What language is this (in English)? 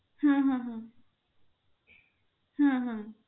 Bangla